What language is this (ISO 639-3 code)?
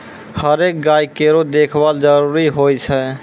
mai